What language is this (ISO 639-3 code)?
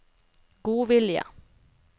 nor